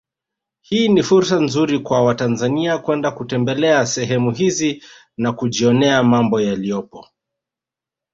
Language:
Swahili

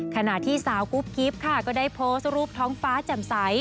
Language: Thai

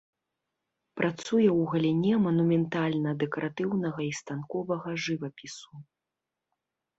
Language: Belarusian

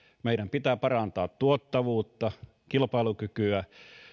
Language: Finnish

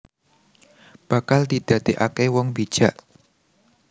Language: Javanese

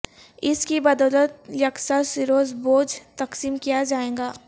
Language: Urdu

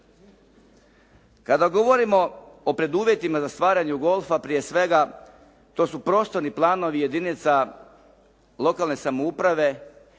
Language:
Croatian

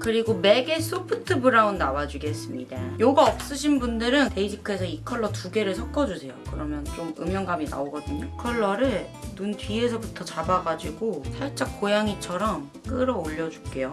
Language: Korean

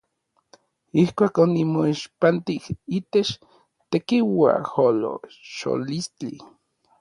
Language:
Orizaba Nahuatl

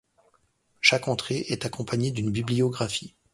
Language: French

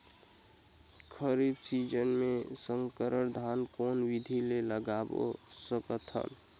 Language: Chhattisgarhi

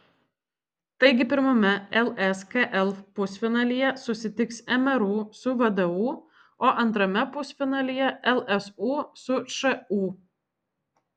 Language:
Lithuanian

